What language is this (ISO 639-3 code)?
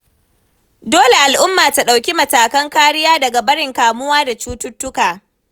hau